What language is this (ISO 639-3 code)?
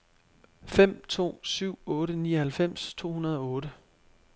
dan